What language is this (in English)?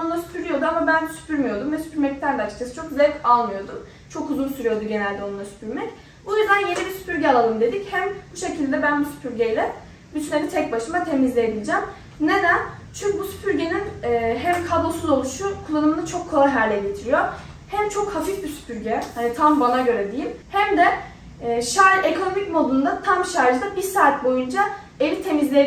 Turkish